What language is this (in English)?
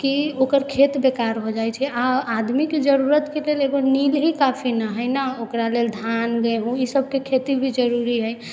Maithili